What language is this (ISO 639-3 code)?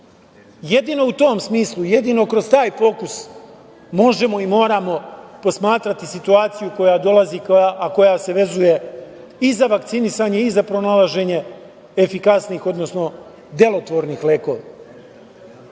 srp